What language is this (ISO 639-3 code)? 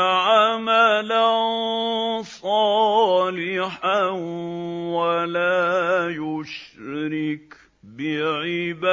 ara